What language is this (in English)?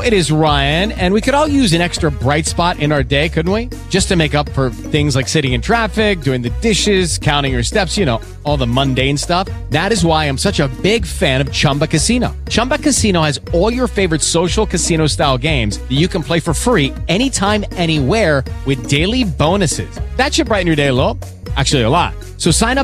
English